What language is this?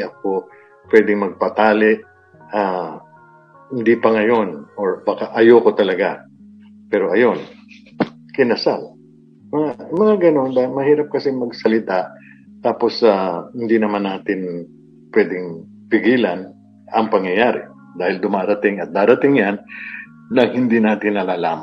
Filipino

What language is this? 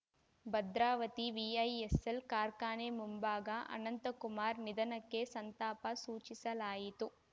Kannada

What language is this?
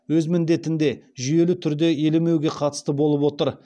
Kazakh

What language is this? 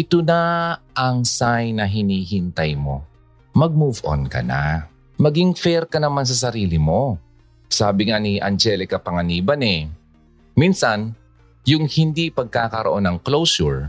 Filipino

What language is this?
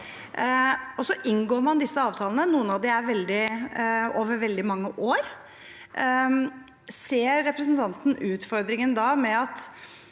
Norwegian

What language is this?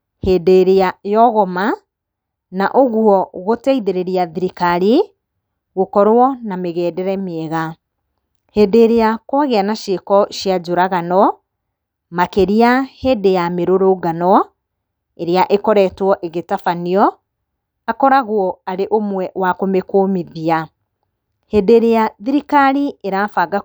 Kikuyu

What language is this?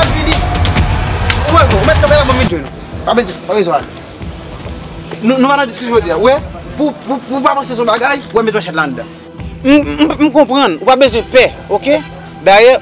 French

